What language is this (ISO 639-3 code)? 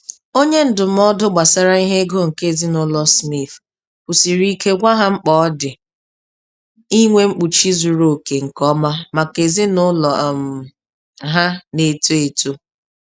ibo